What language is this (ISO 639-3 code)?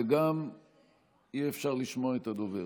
heb